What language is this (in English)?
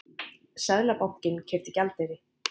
Icelandic